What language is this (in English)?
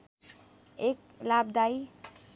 Nepali